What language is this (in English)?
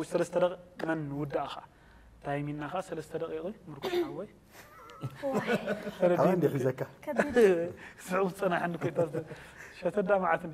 Arabic